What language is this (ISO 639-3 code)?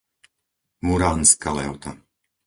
slk